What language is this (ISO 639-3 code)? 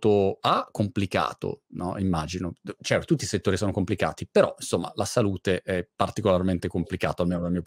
ita